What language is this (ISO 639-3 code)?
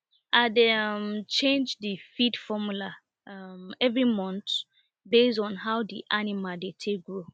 pcm